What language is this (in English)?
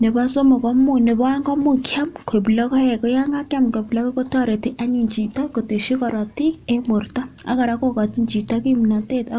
Kalenjin